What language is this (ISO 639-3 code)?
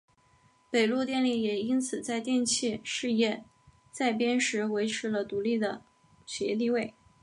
zho